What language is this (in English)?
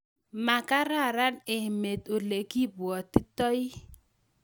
Kalenjin